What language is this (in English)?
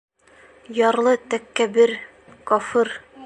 Bashkir